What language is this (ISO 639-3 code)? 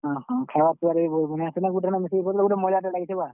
ori